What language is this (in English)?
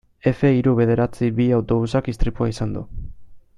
Basque